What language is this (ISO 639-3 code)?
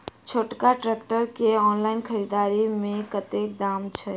mai